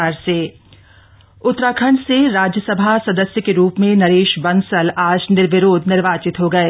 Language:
Hindi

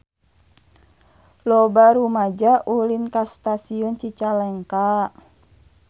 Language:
Sundanese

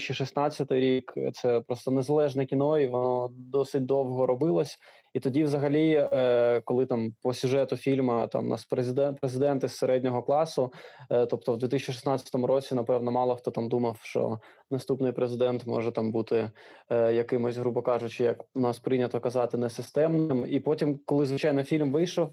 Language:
Ukrainian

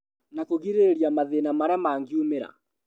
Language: Kikuyu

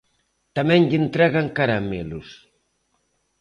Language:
Galician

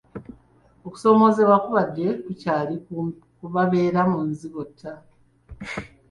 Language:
Ganda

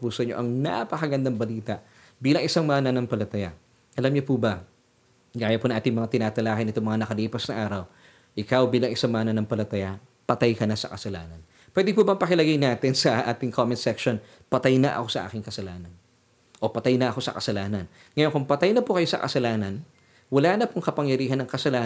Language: Filipino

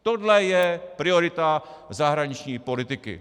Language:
Czech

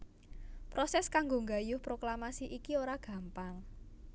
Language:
Javanese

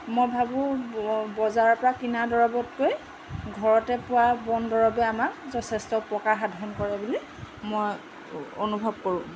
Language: Assamese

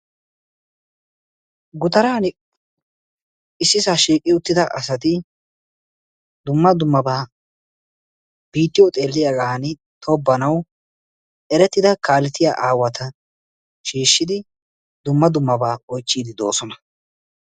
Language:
Wolaytta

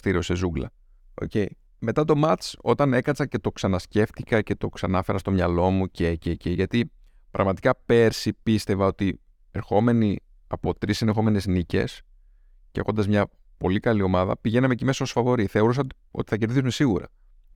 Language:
Greek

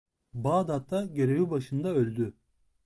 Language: Turkish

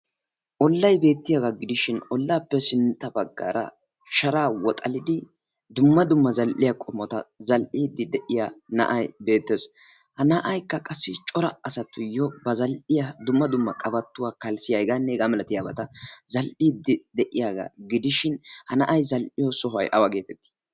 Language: Wolaytta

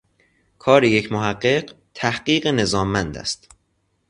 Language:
Persian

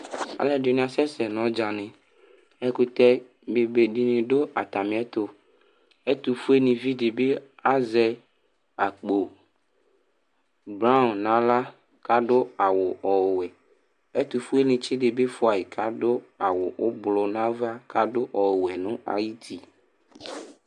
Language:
Ikposo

